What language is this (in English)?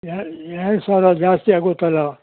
Kannada